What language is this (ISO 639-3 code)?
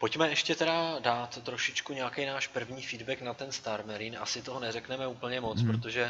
ces